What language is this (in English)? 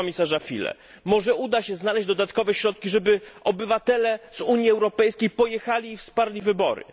Polish